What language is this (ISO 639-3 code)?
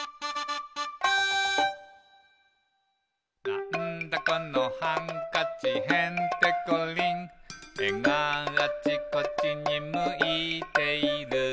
jpn